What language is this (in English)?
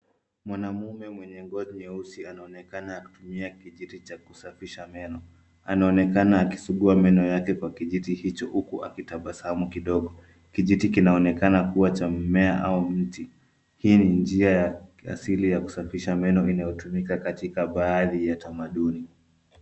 Swahili